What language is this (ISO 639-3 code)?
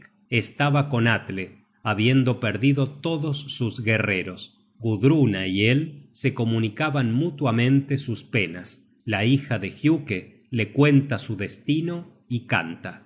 spa